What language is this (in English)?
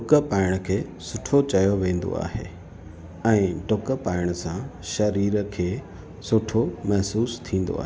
Sindhi